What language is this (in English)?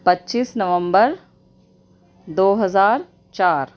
Urdu